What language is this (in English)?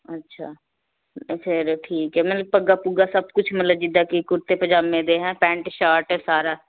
Punjabi